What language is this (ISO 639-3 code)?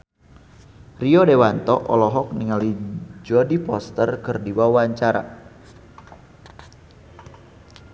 sun